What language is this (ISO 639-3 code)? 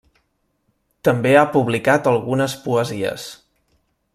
cat